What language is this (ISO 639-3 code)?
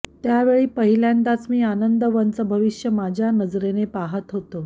mar